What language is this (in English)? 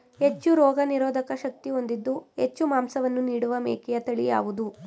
Kannada